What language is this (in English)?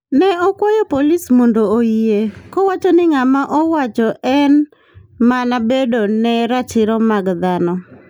Luo (Kenya and Tanzania)